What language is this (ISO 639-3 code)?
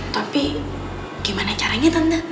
ind